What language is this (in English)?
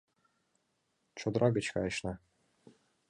Mari